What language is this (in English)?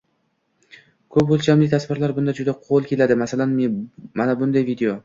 Uzbek